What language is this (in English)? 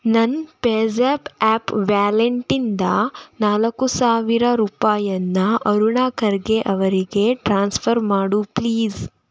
Kannada